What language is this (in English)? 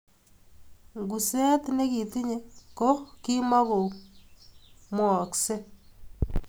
Kalenjin